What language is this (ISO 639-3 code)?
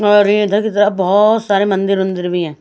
hin